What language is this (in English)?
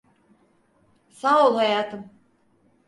Turkish